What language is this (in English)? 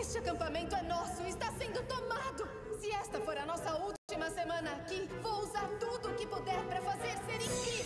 Portuguese